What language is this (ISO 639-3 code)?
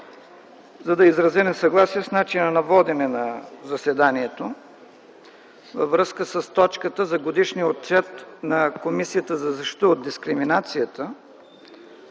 bul